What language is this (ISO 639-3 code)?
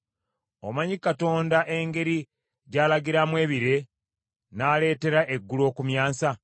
lug